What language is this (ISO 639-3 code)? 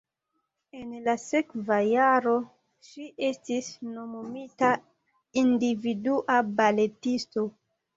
epo